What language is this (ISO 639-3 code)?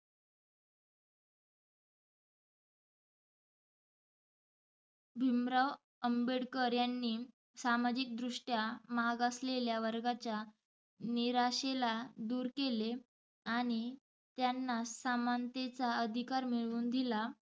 mar